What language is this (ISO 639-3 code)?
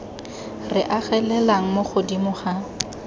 tsn